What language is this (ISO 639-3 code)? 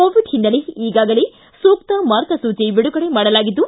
kan